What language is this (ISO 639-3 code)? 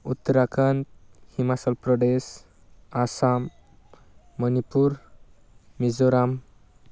brx